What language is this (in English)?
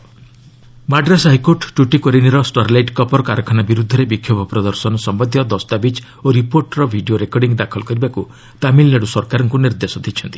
Odia